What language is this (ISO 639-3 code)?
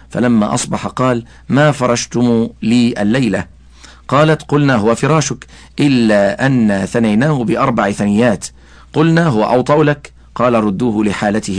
ara